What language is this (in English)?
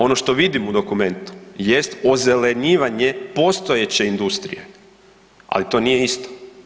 Croatian